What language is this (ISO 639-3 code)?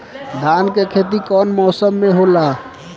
bho